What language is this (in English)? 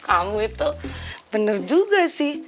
Indonesian